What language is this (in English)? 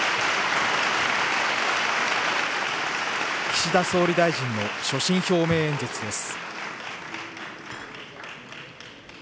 Japanese